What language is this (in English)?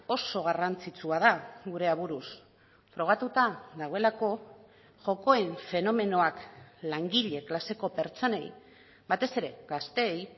Basque